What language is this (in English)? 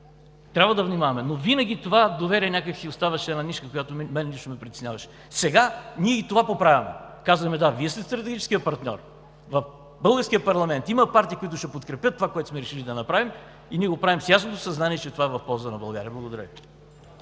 Bulgarian